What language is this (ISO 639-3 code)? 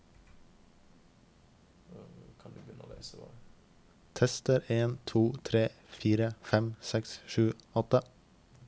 nor